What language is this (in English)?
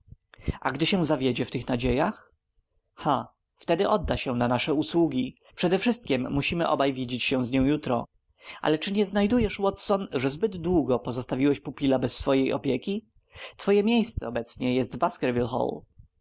Polish